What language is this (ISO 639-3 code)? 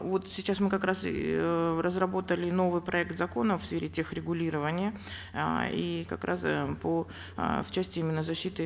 kaz